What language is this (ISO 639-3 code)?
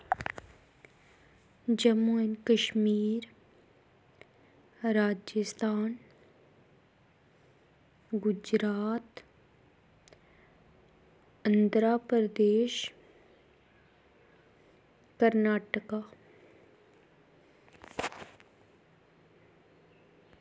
doi